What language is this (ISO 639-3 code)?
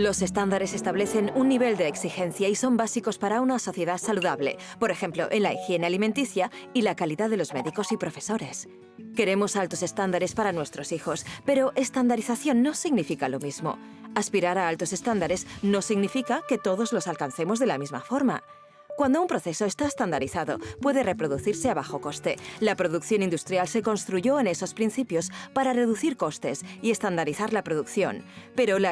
spa